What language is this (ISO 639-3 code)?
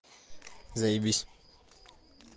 rus